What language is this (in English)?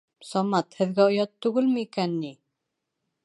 Bashkir